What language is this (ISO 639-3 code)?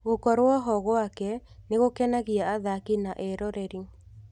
kik